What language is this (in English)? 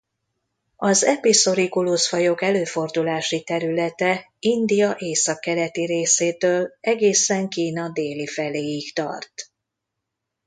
Hungarian